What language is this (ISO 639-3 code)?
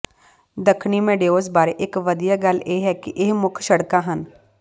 pan